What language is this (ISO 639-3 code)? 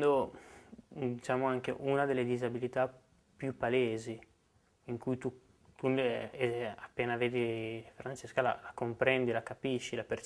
ita